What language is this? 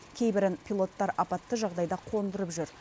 Kazakh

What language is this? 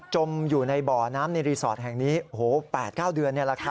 Thai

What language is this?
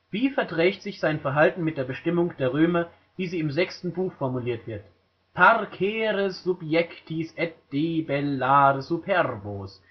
German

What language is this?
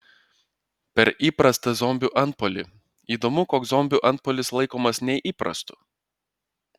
Lithuanian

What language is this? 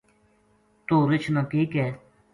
Gujari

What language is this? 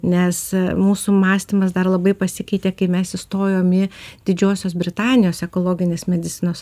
Lithuanian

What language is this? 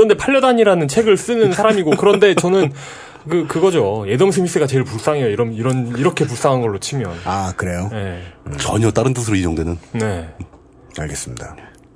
Korean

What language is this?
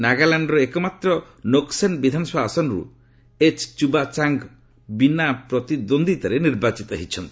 Odia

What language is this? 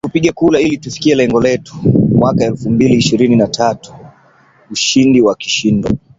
Swahili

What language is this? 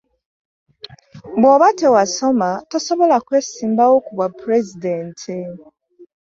Ganda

